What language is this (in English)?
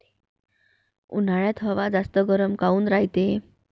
Marathi